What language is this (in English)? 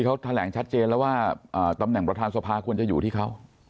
Thai